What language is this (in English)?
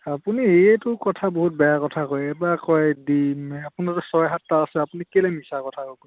Assamese